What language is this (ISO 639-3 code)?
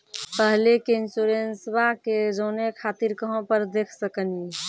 mai